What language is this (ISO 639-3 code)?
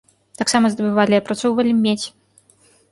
bel